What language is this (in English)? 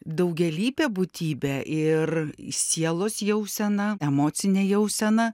Lithuanian